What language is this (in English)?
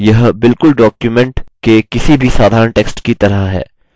Hindi